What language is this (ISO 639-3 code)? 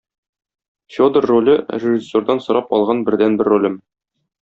tat